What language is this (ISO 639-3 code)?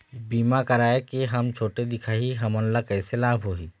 hne